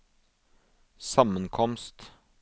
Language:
Norwegian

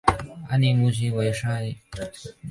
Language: Chinese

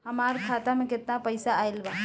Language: Bhojpuri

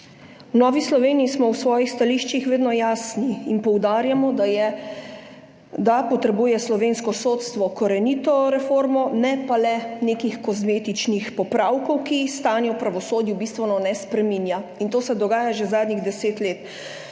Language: Slovenian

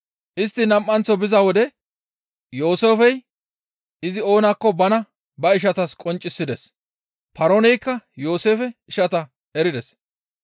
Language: Gamo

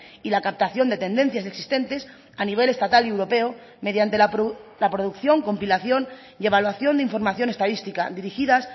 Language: Spanish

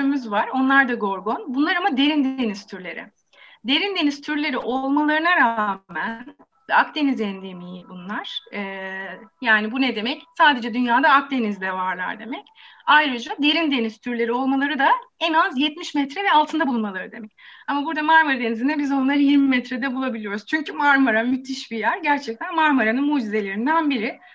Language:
Turkish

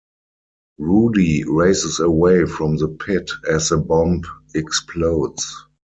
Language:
English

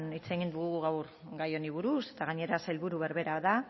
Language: Basque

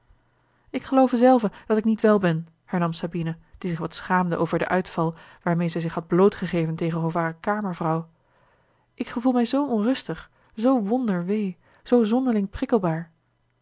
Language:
Dutch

